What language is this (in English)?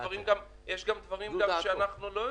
Hebrew